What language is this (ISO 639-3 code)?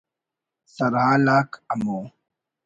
brh